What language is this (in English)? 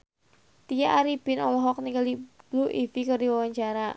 Sundanese